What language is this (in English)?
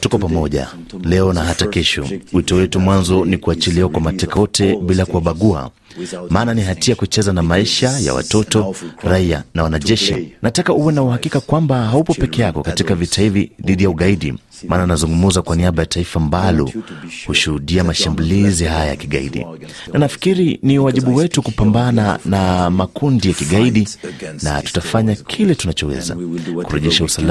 Swahili